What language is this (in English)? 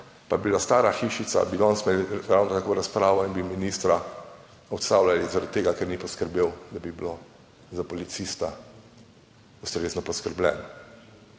Slovenian